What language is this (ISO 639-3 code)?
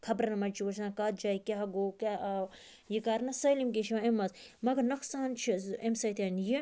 kas